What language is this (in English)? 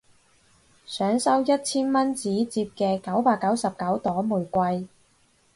Cantonese